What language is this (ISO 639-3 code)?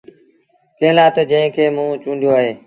sbn